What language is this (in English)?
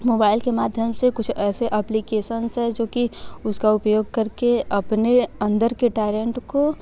Hindi